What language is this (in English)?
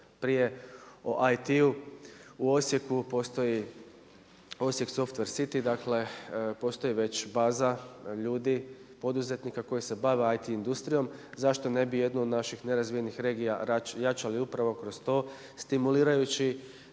Croatian